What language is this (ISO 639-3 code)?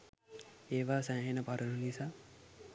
sin